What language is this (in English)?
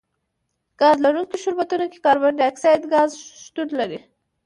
Pashto